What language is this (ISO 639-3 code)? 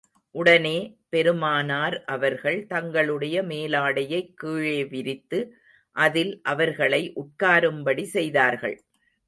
tam